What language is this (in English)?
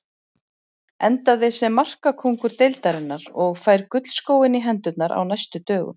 Icelandic